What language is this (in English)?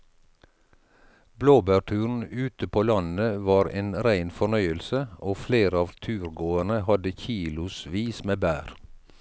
Norwegian